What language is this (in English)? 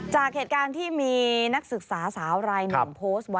Thai